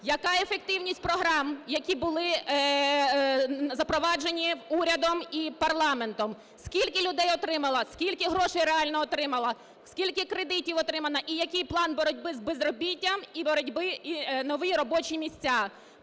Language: Ukrainian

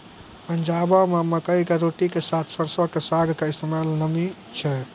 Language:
Maithili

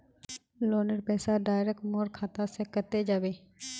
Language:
Magahi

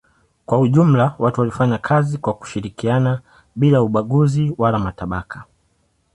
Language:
Swahili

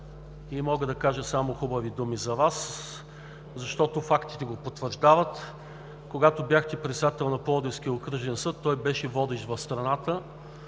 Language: Bulgarian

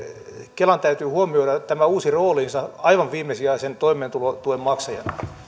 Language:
Finnish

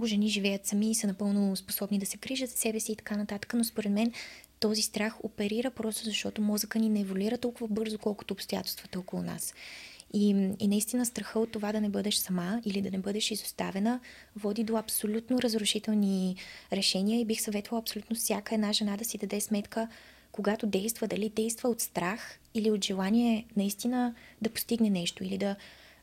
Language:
Bulgarian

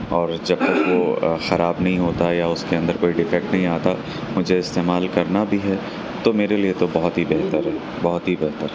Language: Urdu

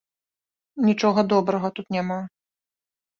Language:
Belarusian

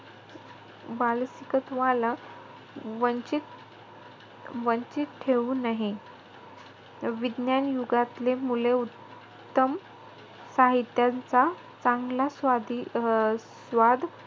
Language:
Marathi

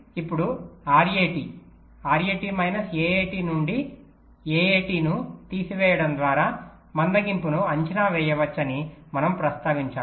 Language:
Telugu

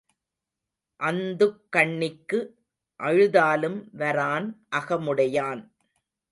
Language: Tamil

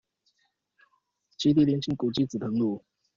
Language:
Chinese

